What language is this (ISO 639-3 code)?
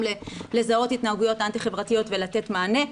heb